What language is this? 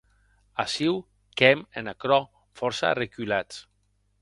Occitan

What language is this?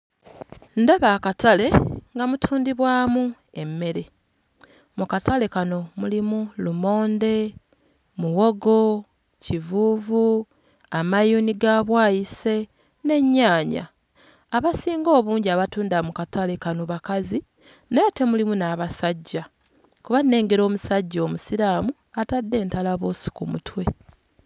Ganda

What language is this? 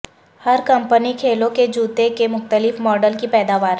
Urdu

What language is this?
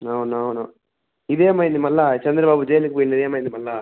Telugu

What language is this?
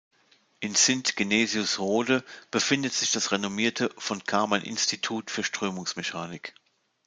German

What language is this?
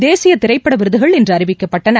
Tamil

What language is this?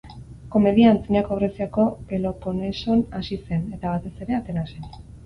Basque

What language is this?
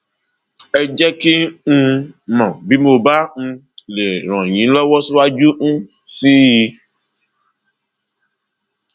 Yoruba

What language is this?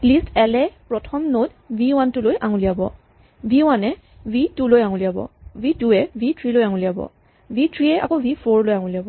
Assamese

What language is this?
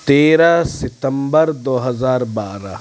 Urdu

